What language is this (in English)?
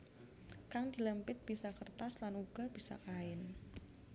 Javanese